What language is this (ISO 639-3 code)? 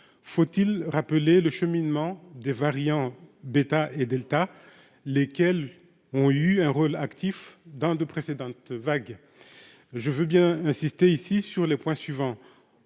fra